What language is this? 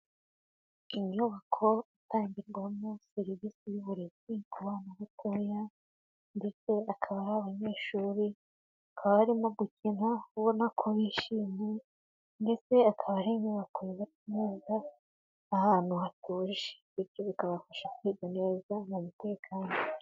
Kinyarwanda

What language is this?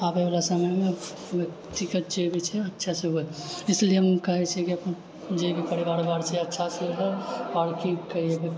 Maithili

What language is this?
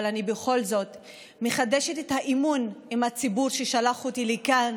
Hebrew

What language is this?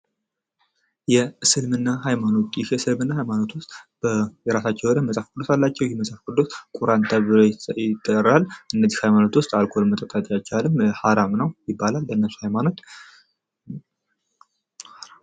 Amharic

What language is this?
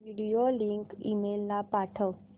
Marathi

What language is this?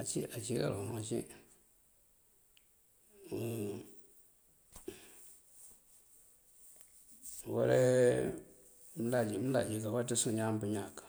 Mandjak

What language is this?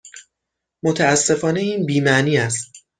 Persian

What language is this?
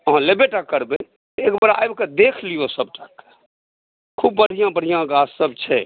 Maithili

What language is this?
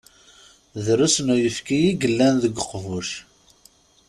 Kabyle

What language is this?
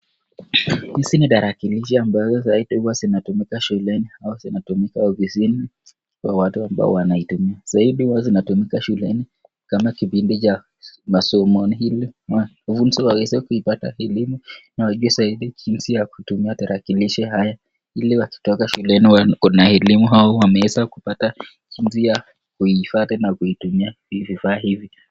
Swahili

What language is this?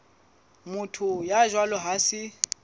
Southern Sotho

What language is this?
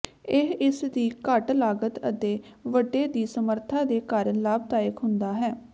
Punjabi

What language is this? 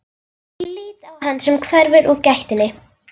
Icelandic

